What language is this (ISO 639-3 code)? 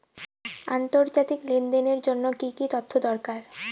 ben